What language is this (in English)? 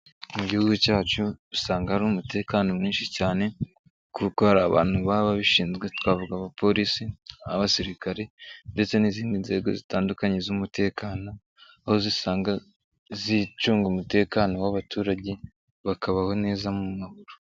Kinyarwanda